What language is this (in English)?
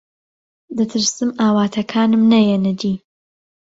Central Kurdish